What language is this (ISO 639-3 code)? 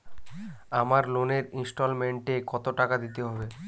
ben